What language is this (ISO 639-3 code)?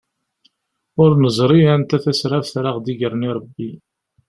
kab